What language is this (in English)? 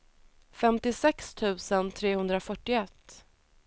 Swedish